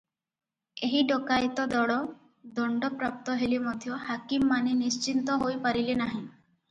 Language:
Odia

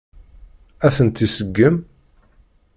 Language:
Kabyle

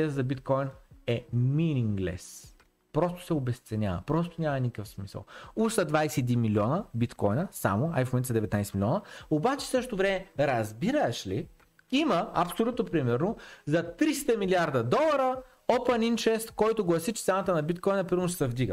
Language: Bulgarian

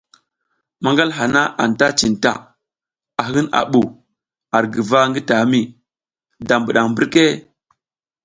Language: South Giziga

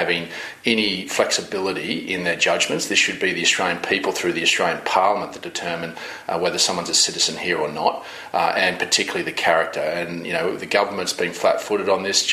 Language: Filipino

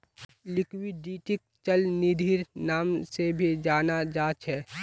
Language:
Magahi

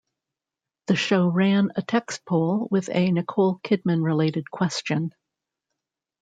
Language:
English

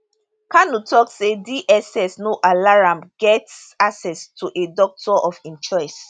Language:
Nigerian Pidgin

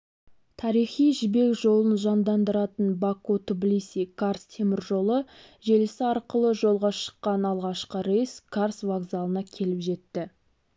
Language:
Kazakh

